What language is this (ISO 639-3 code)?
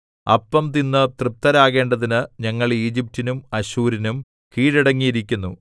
mal